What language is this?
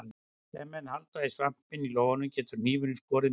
Icelandic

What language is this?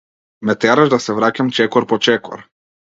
Macedonian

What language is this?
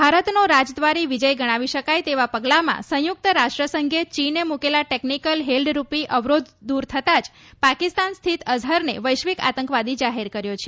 Gujarati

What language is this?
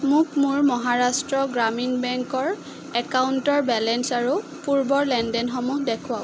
Assamese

